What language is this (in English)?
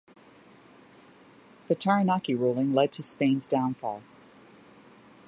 English